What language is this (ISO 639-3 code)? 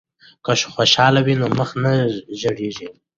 pus